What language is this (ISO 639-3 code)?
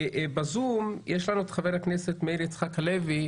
heb